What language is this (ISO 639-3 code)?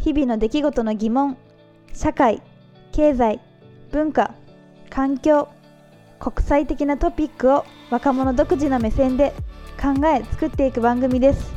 jpn